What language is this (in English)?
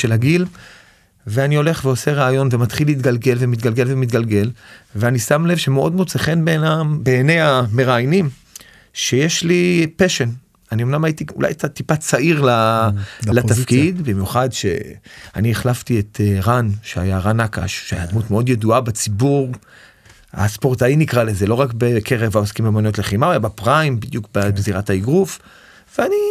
Hebrew